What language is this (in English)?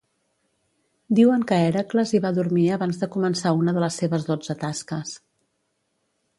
Catalan